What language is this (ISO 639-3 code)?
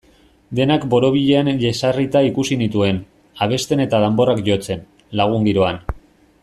eus